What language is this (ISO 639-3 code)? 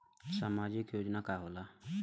bho